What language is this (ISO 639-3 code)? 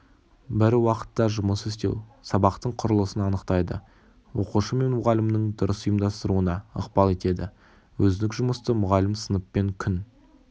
kaz